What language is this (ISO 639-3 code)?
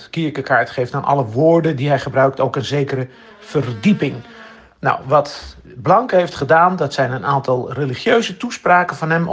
nld